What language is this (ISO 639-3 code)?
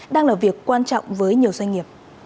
vie